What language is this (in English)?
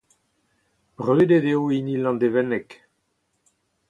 Breton